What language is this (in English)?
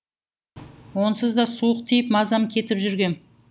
Kazakh